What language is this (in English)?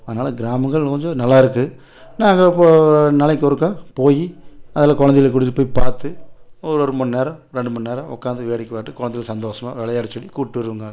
Tamil